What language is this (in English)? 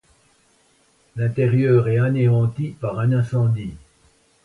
French